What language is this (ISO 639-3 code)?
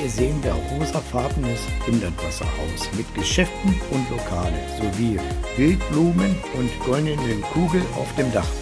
deu